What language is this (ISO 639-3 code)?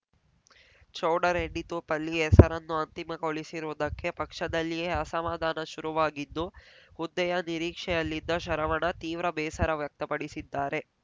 kan